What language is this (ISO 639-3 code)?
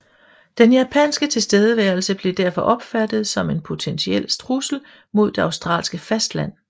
dan